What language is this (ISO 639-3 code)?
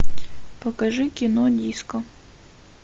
rus